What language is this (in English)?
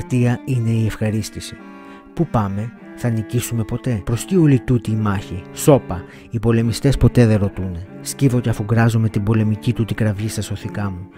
Greek